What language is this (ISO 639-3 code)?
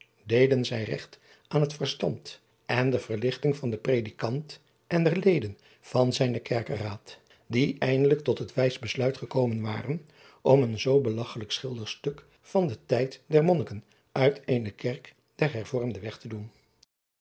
nld